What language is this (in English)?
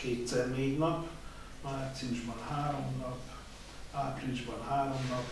Hungarian